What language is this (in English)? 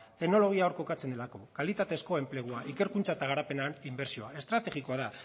Basque